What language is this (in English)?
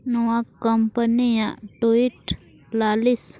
Santali